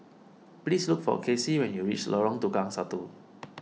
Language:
English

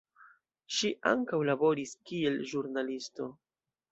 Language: Esperanto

